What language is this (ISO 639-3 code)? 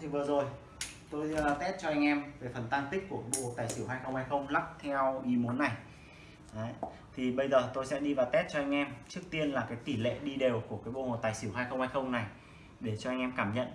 vie